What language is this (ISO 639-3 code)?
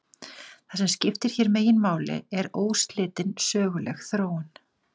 isl